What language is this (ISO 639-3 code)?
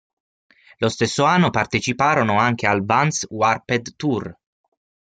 ita